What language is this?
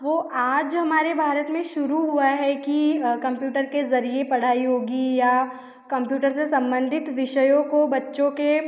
Hindi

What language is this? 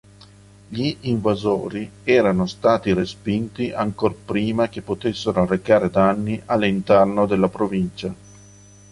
Italian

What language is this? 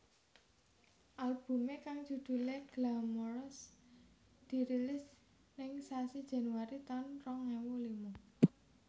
Javanese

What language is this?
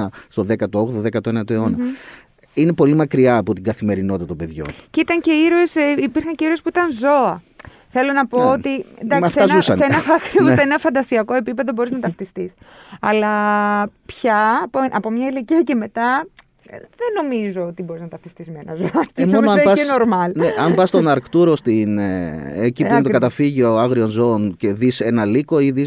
Greek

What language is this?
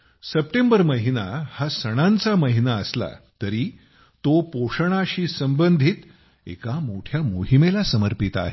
Marathi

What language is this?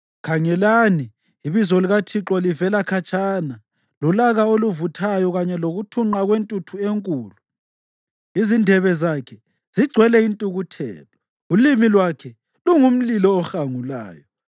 North Ndebele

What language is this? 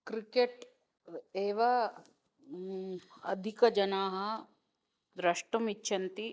Sanskrit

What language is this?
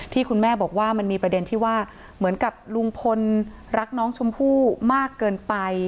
Thai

